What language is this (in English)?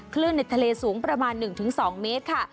Thai